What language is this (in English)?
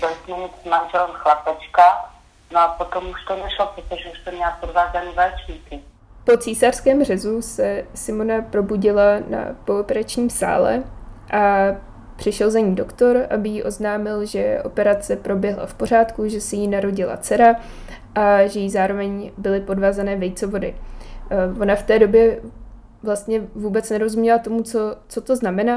Czech